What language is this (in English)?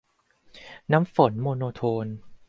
Thai